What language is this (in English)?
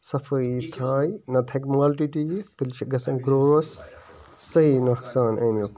Kashmiri